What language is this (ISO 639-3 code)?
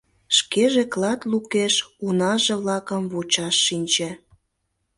chm